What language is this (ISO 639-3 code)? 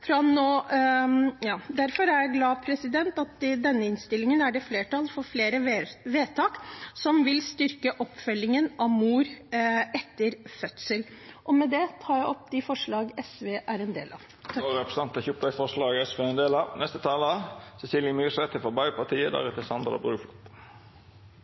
nor